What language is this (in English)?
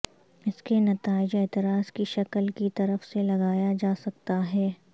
Urdu